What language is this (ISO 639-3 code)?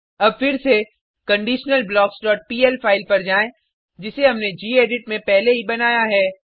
hin